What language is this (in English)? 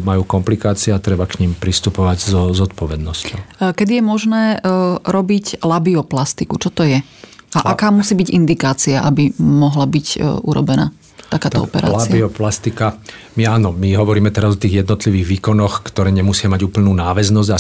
Slovak